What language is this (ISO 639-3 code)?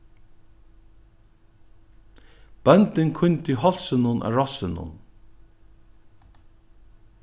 fao